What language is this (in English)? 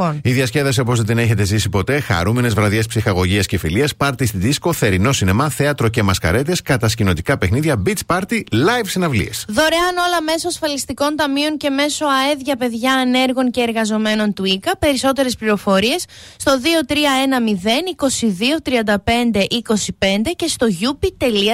Greek